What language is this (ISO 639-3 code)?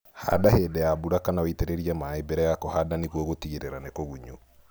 kik